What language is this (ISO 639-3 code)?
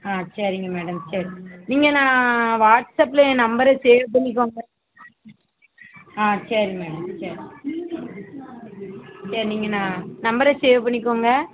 tam